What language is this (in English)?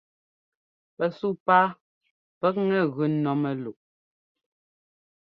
Ngomba